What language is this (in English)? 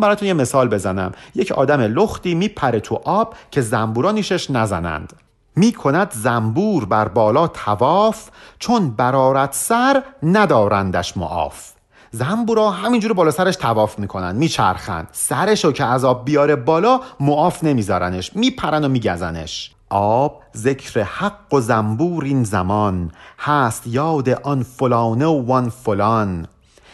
Persian